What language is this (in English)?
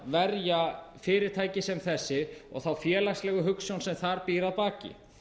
Icelandic